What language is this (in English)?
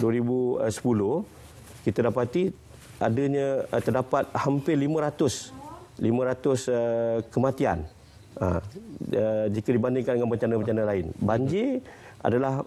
Malay